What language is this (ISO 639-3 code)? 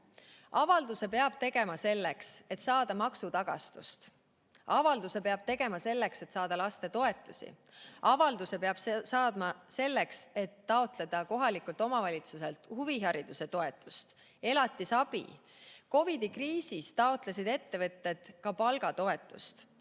est